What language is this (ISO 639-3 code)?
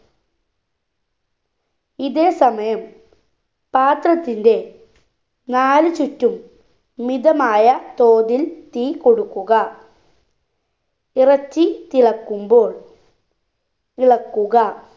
mal